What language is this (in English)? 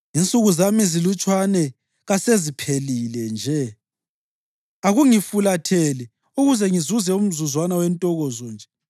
North Ndebele